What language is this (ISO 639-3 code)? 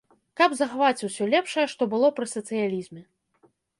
bel